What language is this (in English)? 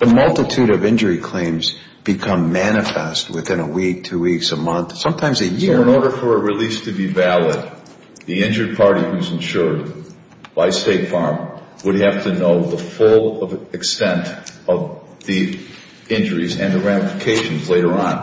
English